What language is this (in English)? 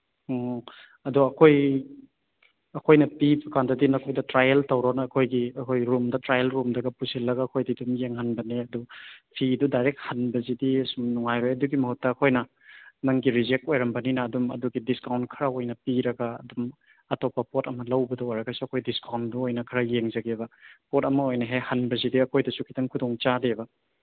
Manipuri